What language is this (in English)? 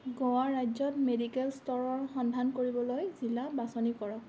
Assamese